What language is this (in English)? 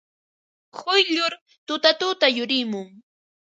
Ambo-Pasco Quechua